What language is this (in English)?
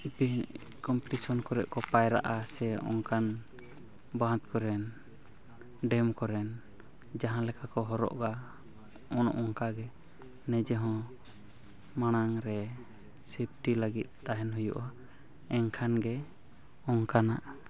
Santali